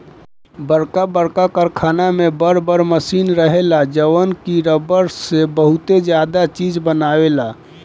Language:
Bhojpuri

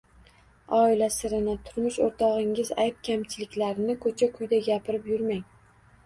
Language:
Uzbek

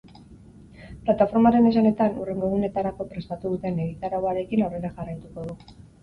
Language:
Basque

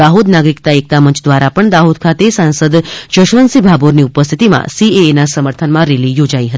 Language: Gujarati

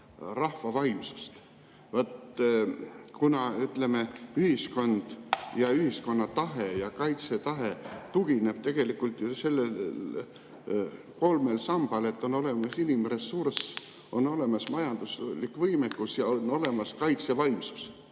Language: Estonian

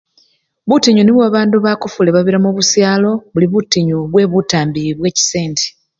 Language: Luyia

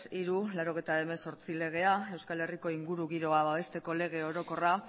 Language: Basque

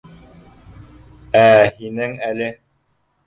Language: Bashkir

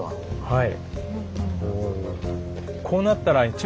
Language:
Japanese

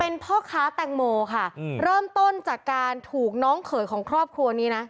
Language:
Thai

